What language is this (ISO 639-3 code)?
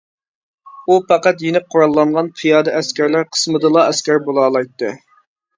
uig